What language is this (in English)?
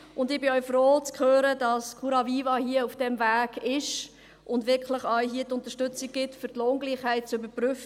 Swiss German